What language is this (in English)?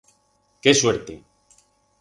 Aragonese